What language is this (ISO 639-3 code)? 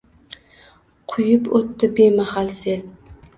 uzb